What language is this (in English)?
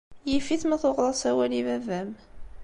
Kabyle